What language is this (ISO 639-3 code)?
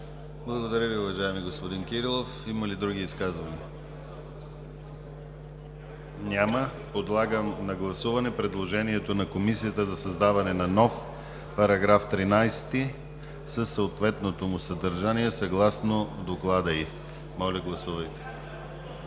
bul